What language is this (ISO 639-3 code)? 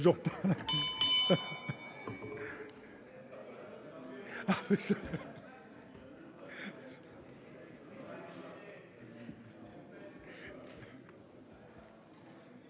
fra